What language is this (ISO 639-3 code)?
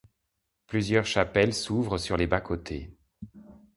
fra